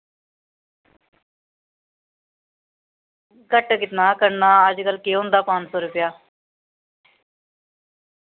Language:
Dogri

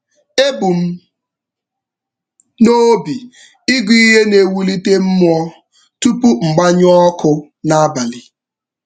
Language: Igbo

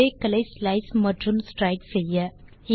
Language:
Tamil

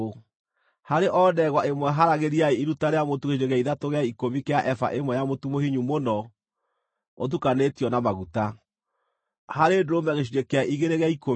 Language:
Kikuyu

